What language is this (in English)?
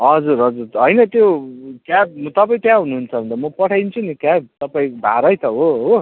Nepali